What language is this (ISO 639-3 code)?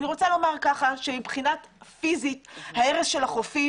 heb